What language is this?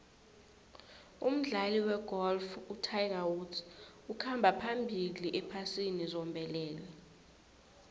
South Ndebele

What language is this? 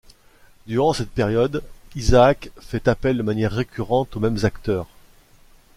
French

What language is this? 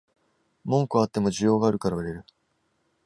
Japanese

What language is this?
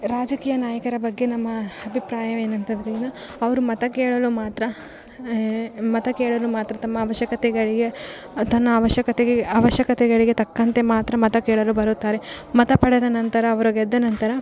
Kannada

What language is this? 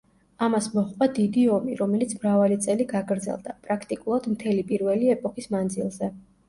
Georgian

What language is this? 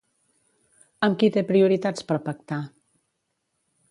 Catalan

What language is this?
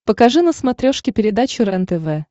Russian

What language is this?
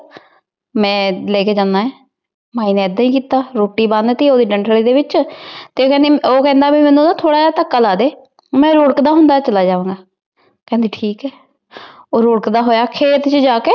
Punjabi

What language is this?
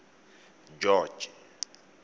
Tswana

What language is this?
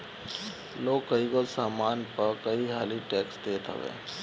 Bhojpuri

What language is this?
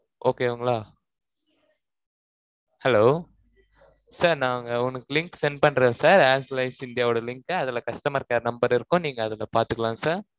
Tamil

